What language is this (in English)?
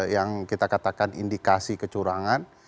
Indonesian